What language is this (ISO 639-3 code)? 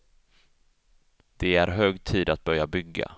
swe